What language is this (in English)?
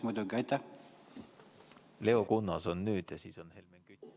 Estonian